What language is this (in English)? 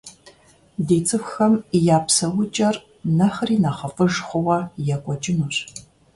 Kabardian